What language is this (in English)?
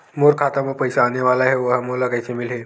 Chhattisgarhi